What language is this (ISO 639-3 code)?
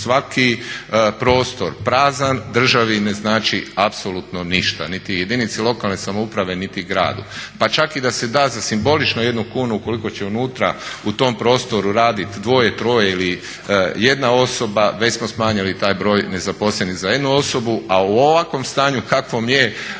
hrv